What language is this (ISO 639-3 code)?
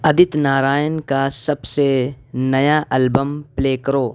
urd